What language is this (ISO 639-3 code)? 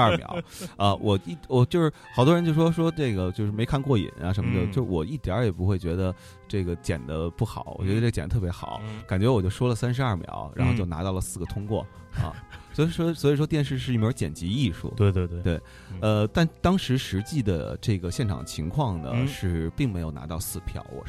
zho